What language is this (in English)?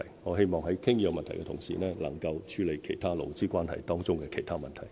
Cantonese